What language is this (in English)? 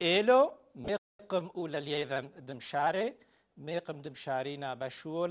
Arabic